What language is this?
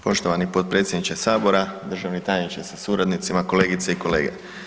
Croatian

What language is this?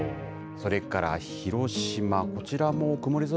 Japanese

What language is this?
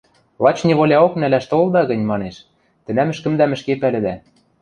Western Mari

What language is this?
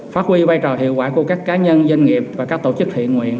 Vietnamese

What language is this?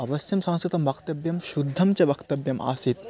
Sanskrit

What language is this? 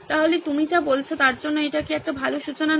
Bangla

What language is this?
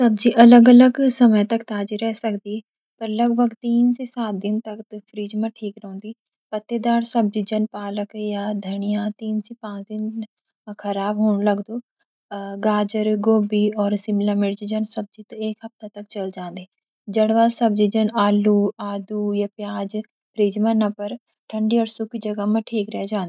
Garhwali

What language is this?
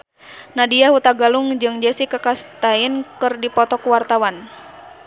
Sundanese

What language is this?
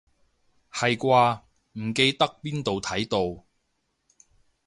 Cantonese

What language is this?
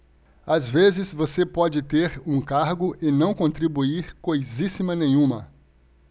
Portuguese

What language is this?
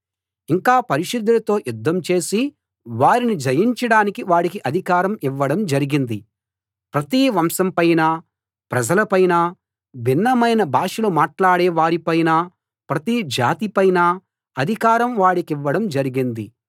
Telugu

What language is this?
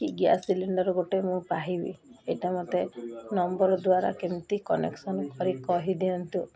Odia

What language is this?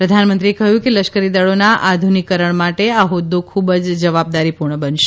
Gujarati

